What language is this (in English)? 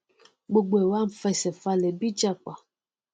Yoruba